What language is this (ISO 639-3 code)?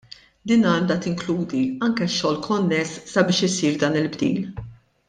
mlt